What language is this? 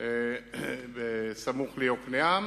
Hebrew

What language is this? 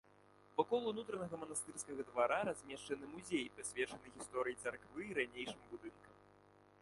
Belarusian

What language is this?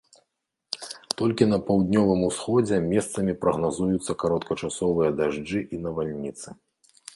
Belarusian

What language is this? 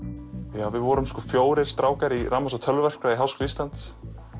Icelandic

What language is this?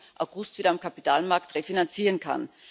German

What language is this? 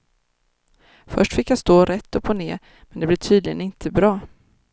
Swedish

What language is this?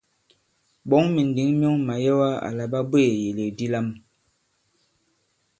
Bankon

